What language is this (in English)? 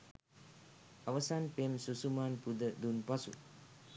Sinhala